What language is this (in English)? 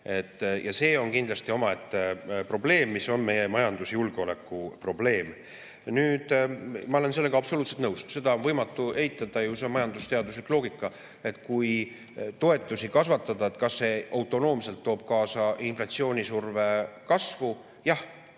Estonian